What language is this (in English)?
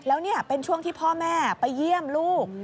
Thai